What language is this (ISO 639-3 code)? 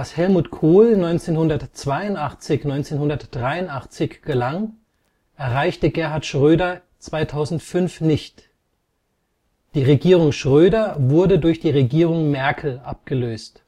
deu